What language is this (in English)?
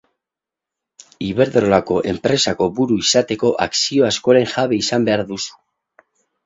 Basque